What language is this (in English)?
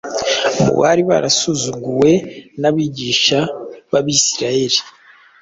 Kinyarwanda